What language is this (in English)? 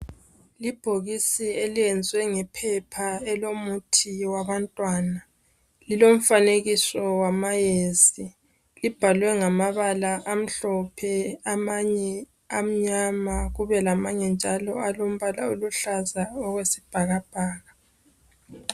North Ndebele